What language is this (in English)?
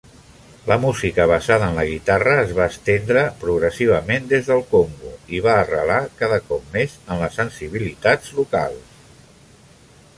Catalan